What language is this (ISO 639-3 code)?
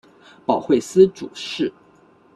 zho